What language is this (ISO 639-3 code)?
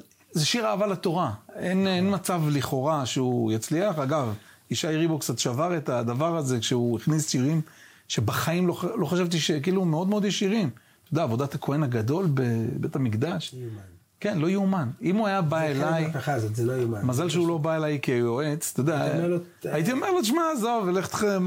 heb